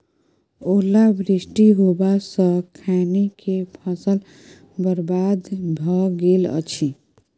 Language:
Maithili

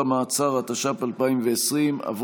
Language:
Hebrew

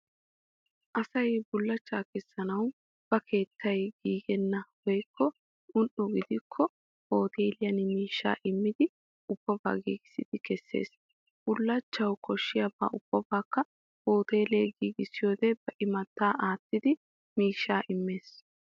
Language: Wolaytta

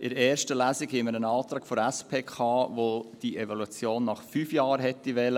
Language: Swiss German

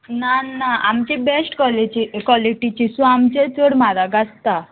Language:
Konkani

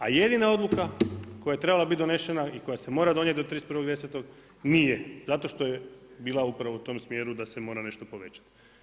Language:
Croatian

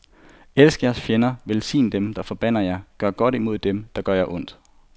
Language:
Danish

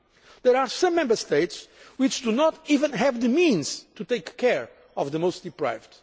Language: English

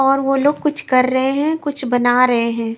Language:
Hindi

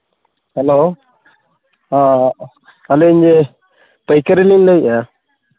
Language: Santali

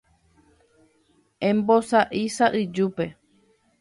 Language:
Guarani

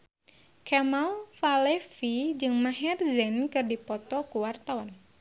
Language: Sundanese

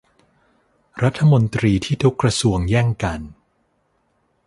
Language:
Thai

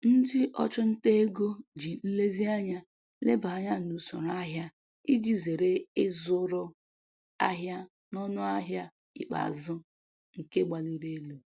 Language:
Igbo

